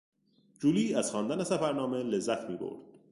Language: Persian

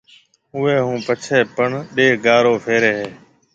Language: Marwari (Pakistan)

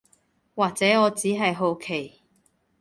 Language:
Cantonese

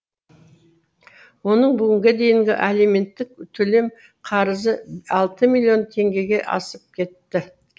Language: Kazakh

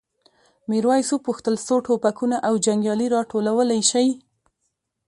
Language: Pashto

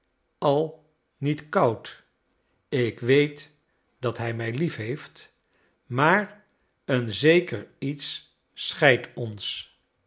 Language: Dutch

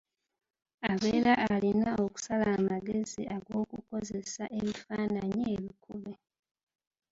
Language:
Ganda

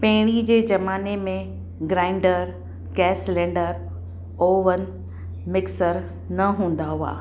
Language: Sindhi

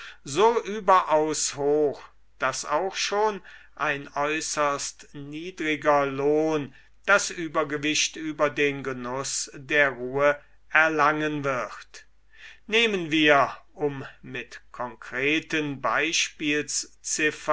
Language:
German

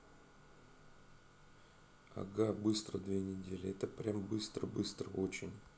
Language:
Russian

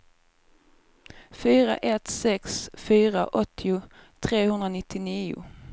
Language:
Swedish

